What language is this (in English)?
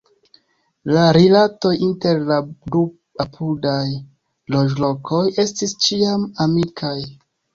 Esperanto